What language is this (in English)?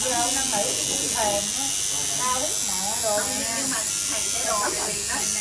Vietnamese